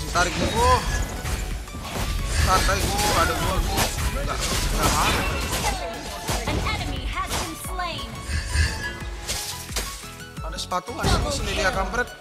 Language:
Indonesian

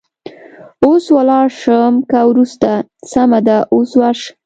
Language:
Pashto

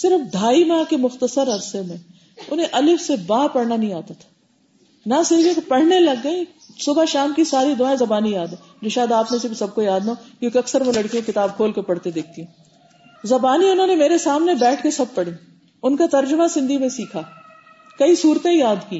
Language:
Urdu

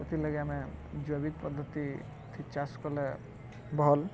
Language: Odia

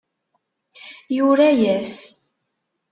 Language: Kabyle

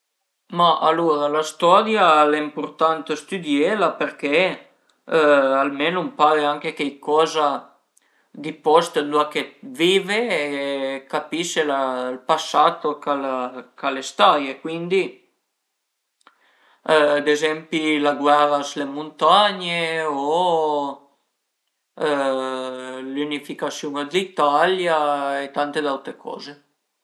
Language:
Piedmontese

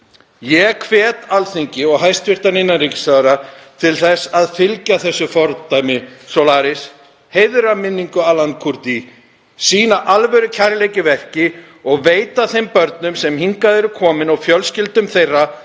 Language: Icelandic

